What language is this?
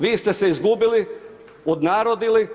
Croatian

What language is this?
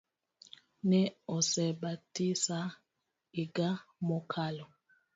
Luo (Kenya and Tanzania)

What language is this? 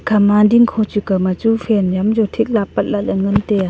Wancho Naga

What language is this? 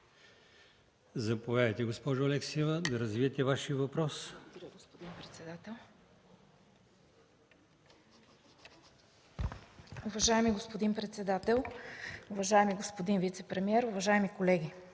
Bulgarian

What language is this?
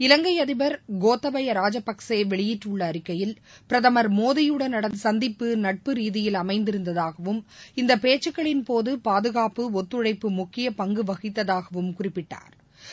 Tamil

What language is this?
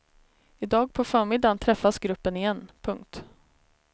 Swedish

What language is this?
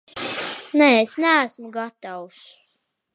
Latvian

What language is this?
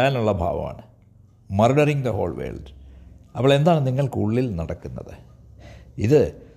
Malayalam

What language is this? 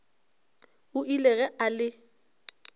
Northern Sotho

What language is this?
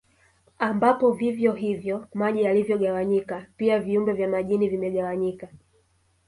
Swahili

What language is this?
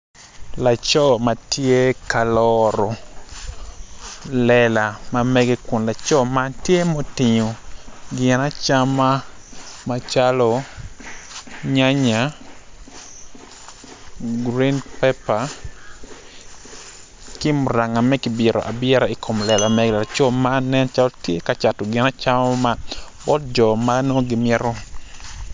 Acoli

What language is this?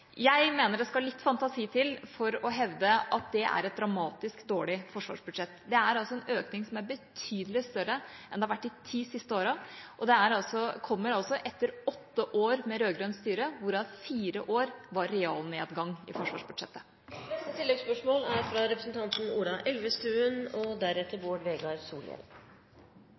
Norwegian Bokmål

